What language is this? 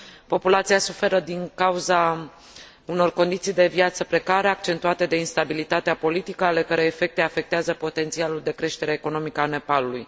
Romanian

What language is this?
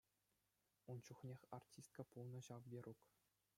Chuvash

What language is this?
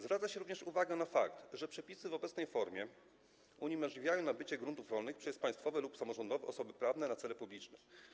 Polish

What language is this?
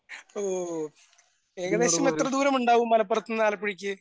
Malayalam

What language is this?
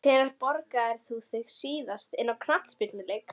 Icelandic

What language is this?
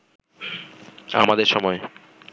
Bangla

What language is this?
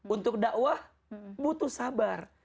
Indonesian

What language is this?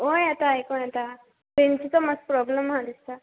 Konkani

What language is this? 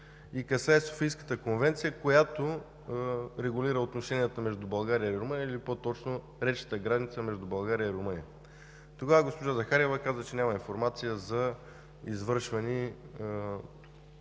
Bulgarian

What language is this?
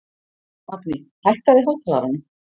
Icelandic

